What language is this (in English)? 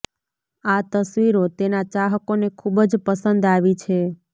Gujarati